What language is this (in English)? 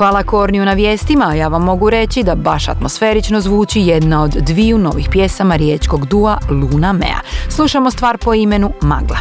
Croatian